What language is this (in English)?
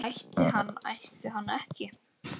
Icelandic